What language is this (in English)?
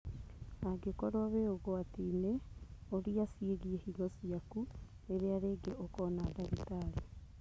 Kikuyu